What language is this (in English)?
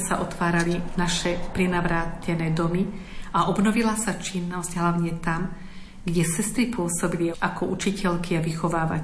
Slovak